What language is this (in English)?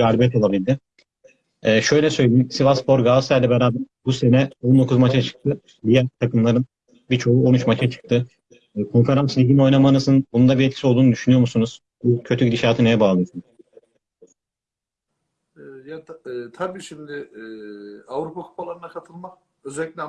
Turkish